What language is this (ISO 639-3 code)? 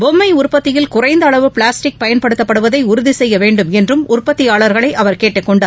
tam